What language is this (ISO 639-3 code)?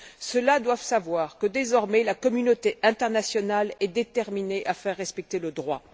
fra